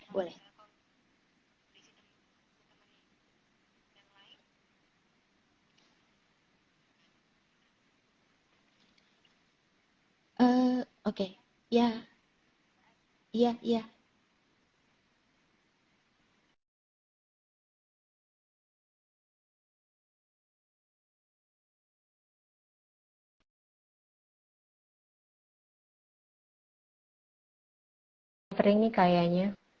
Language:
Indonesian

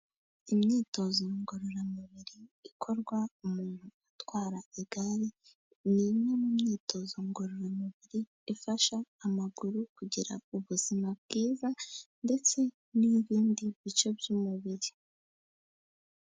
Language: Kinyarwanda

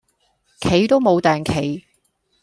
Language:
Cantonese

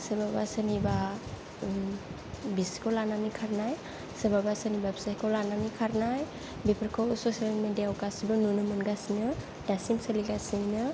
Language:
Bodo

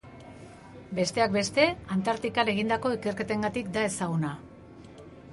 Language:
Basque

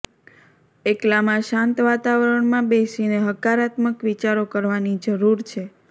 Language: Gujarati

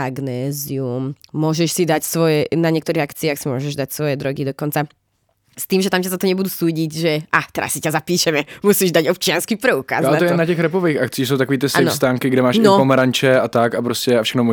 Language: Czech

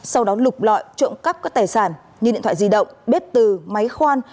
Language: Vietnamese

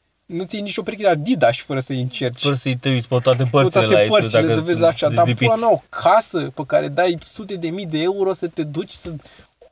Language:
Romanian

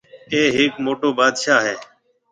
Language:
Marwari (Pakistan)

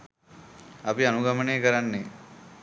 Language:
Sinhala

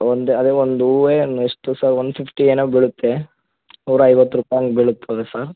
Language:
Kannada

